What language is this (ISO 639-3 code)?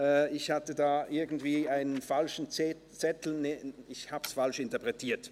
gsw